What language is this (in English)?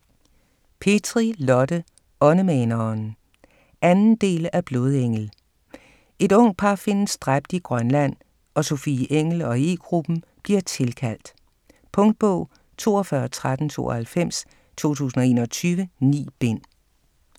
Danish